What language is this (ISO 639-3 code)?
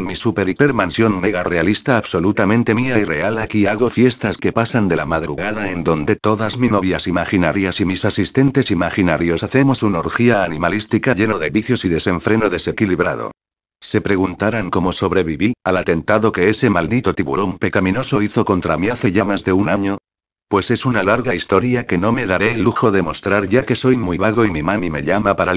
spa